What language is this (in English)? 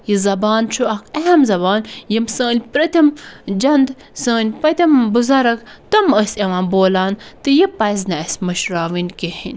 Kashmiri